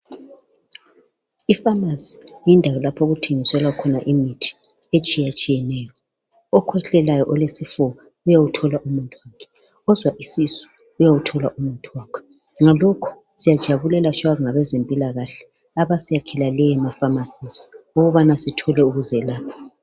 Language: North Ndebele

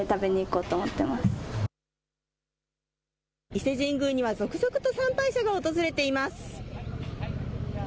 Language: Japanese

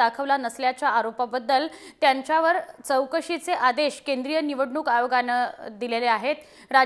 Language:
Marathi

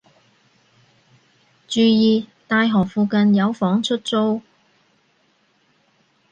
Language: Cantonese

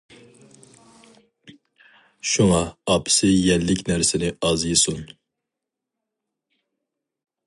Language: Uyghur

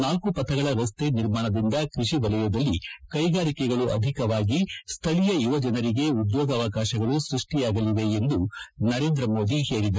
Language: Kannada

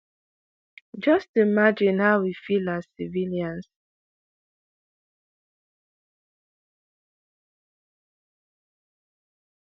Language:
Nigerian Pidgin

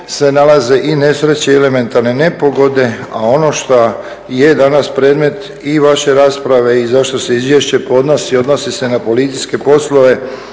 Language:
Croatian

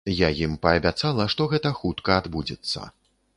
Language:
Belarusian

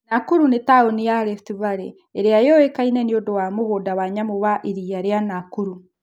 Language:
Kikuyu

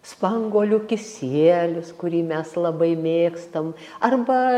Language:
Lithuanian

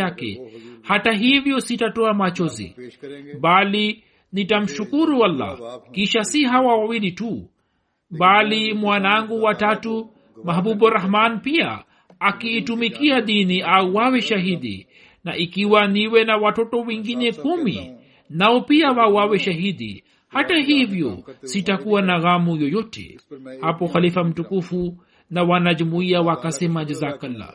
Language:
Swahili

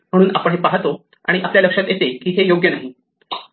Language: Marathi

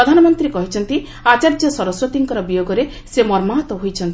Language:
Odia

